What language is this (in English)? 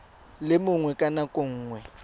Tswana